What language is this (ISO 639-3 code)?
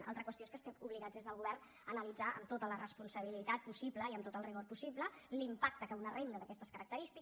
cat